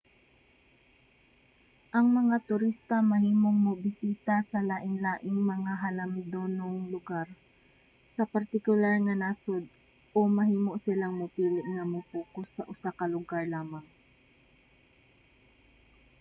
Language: Cebuano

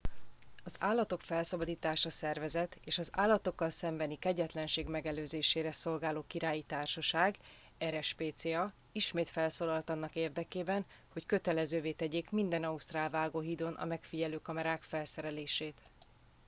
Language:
Hungarian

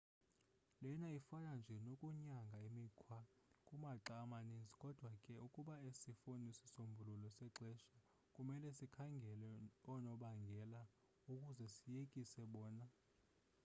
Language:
Xhosa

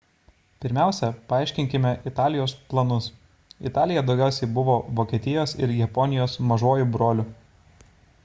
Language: Lithuanian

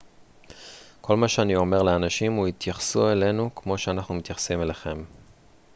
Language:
Hebrew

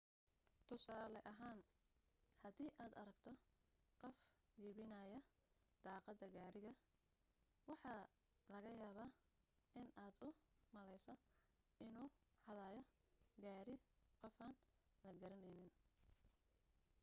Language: Somali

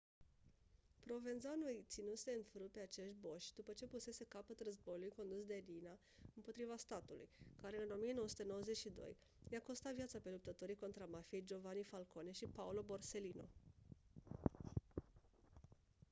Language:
Romanian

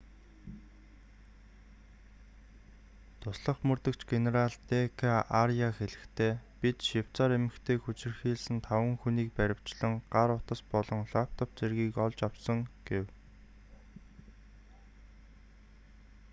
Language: Mongolian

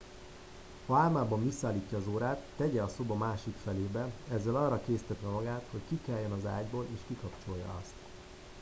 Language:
Hungarian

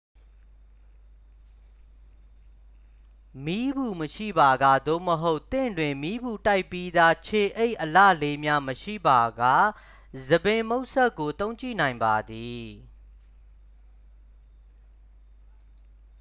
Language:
Burmese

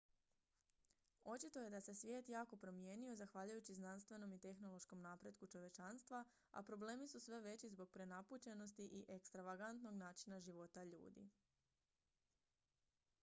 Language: Croatian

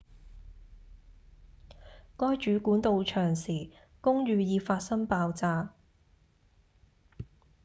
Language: Cantonese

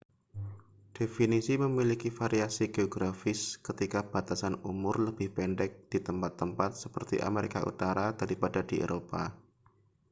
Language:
Indonesian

